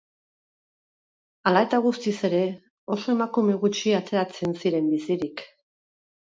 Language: Basque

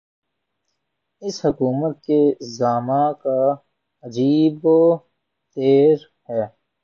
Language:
Urdu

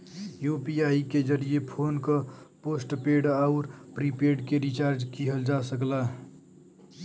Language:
Bhojpuri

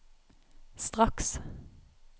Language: Norwegian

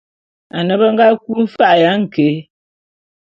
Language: Bulu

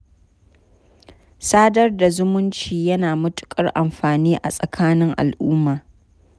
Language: Hausa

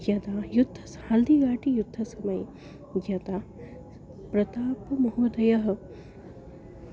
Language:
Sanskrit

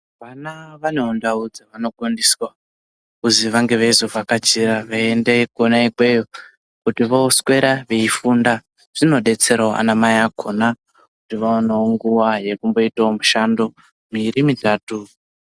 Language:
Ndau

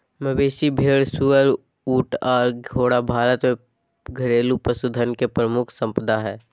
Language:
Magahi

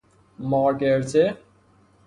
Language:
Persian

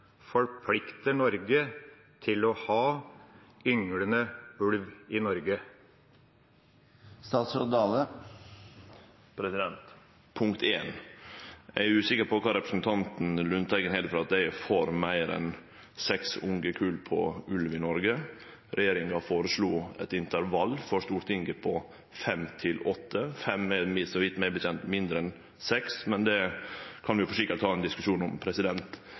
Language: Norwegian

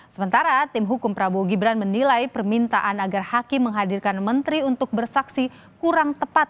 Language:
Indonesian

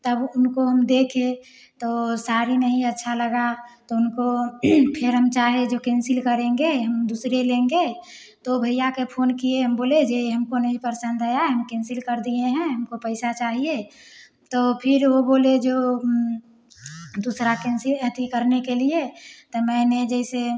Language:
Hindi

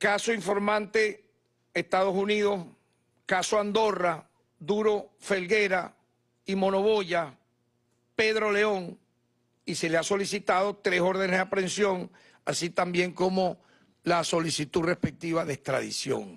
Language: Spanish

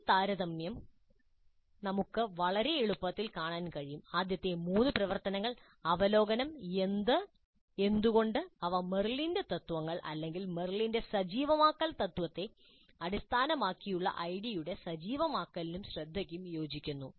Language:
Malayalam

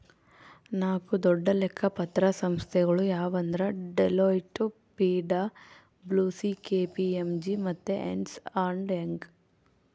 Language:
Kannada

